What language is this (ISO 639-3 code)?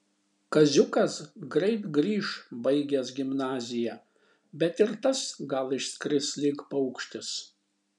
lit